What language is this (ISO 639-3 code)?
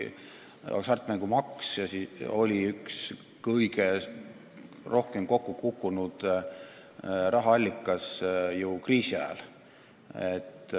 est